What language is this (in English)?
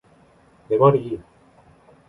Korean